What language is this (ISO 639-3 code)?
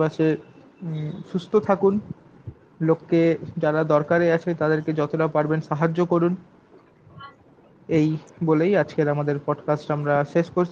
ben